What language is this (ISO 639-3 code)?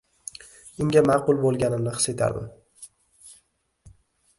uzb